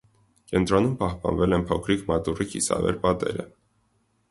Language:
Armenian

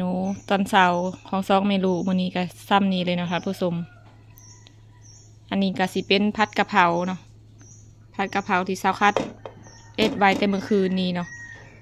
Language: Thai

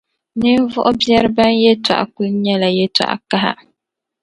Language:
Dagbani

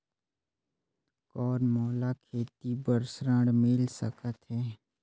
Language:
Chhattisgarhi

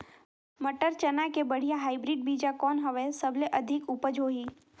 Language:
Chhattisgarhi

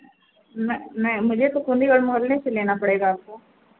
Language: Hindi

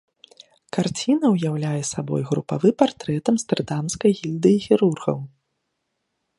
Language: Belarusian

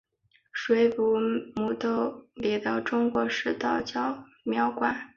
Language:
Chinese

